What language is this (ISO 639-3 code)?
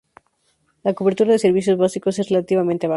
spa